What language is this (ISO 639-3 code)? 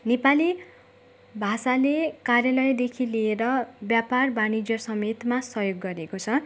nep